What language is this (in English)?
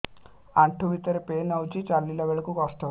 Odia